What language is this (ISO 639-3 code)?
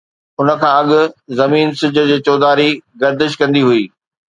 snd